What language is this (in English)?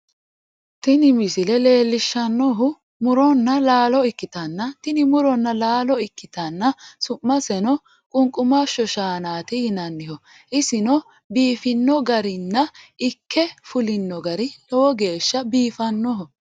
Sidamo